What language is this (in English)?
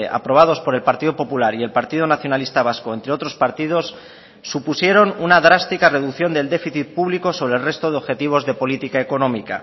Spanish